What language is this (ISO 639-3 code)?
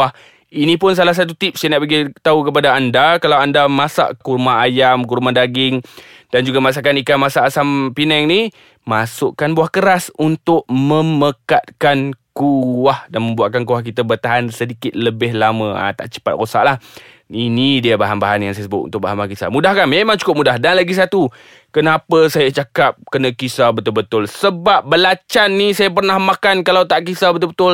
msa